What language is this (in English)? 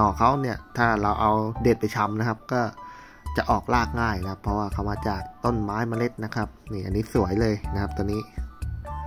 Thai